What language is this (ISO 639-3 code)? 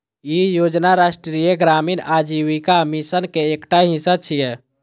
mai